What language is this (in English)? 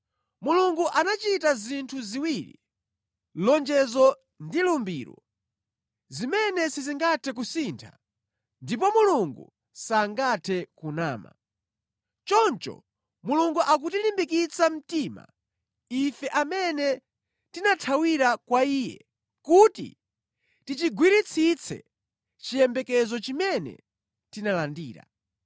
Nyanja